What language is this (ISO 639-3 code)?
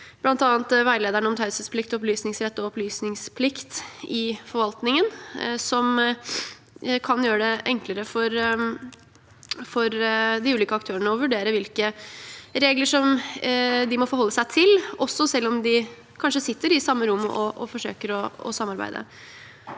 nor